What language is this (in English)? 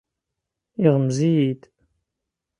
Kabyle